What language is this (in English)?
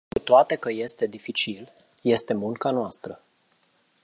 Romanian